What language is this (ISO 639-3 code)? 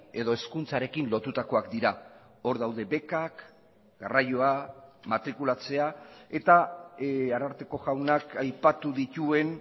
eus